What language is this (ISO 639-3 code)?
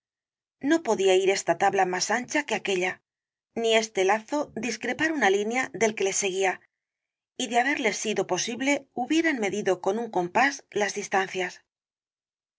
spa